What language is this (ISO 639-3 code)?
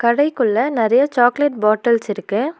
tam